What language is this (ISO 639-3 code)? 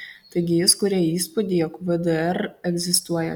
lit